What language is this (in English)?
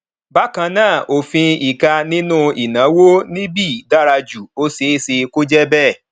Yoruba